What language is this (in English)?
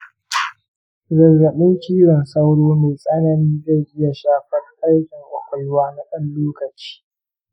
Hausa